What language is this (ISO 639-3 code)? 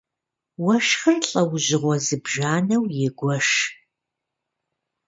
kbd